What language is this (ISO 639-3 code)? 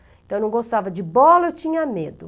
por